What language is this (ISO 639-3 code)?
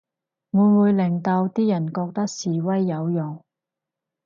yue